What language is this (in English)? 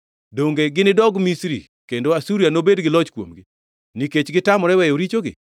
Luo (Kenya and Tanzania)